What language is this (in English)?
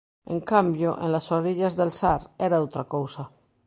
Galician